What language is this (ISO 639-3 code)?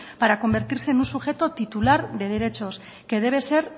spa